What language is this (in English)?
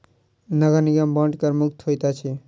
Maithili